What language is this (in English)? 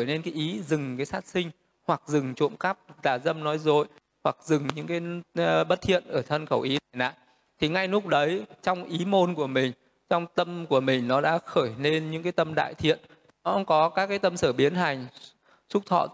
Vietnamese